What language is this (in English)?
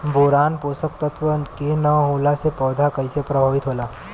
Bhojpuri